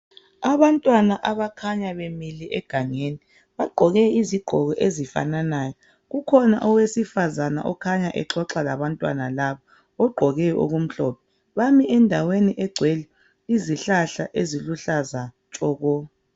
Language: North Ndebele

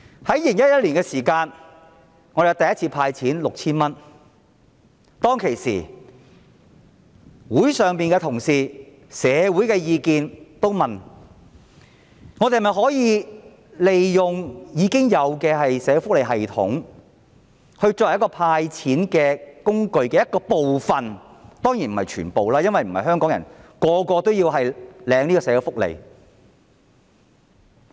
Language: Cantonese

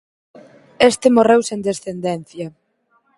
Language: Galician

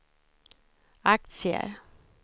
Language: Swedish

